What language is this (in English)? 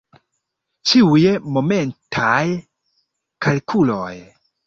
Esperanto